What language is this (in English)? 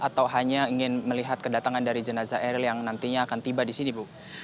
Indonesian